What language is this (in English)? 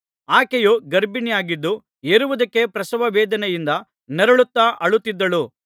Kannada